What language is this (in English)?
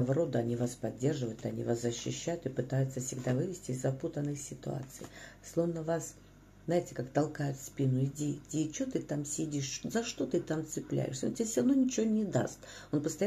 Russian